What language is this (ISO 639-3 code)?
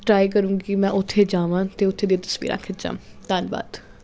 pan